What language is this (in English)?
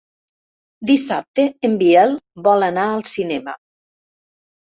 Catalan